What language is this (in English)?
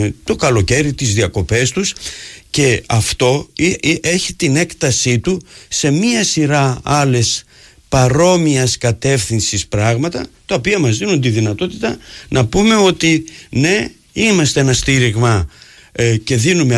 Greek